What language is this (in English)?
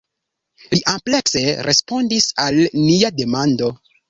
Esperanto